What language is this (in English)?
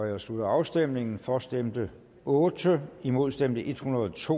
Danish